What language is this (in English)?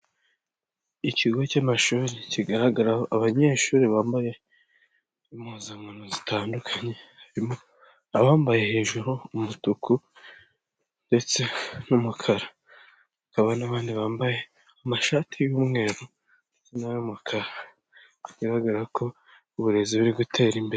Kinyarwanda